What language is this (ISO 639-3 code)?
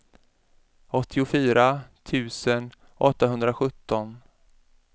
swe